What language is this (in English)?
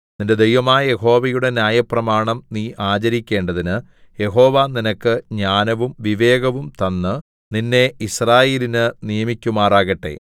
Malayalam